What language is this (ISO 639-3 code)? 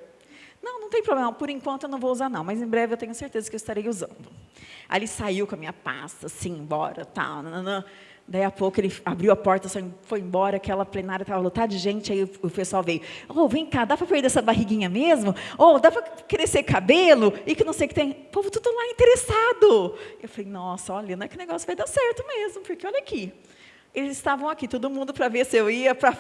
por